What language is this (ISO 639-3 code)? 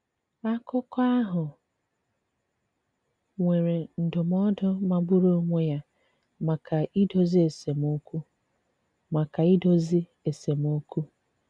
ibo